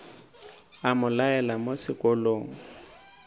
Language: Northern Sotho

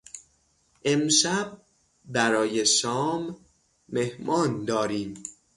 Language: Persian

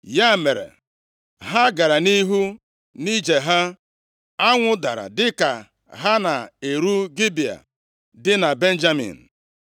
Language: Igbo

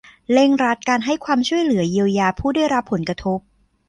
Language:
Thai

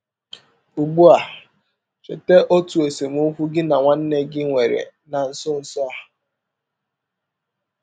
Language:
Igbo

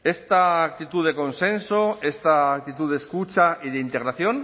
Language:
Spanish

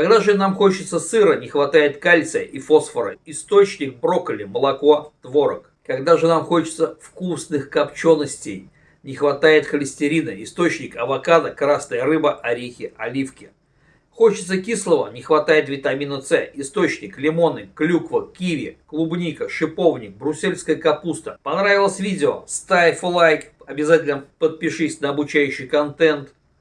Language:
Russian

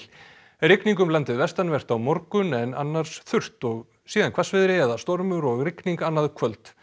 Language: Icelandic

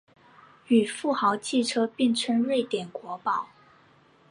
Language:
Chinese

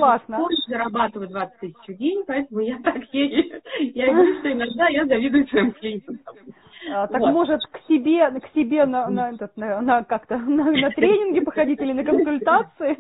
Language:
Russian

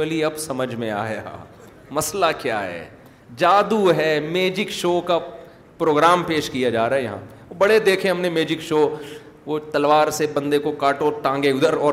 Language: Urdu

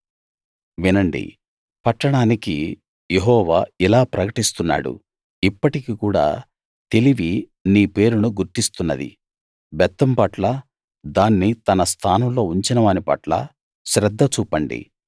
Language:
Telugu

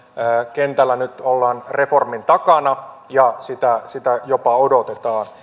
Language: Finnish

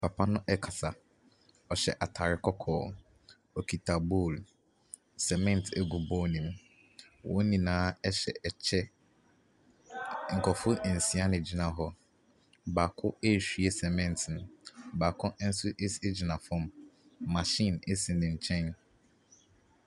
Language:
Akan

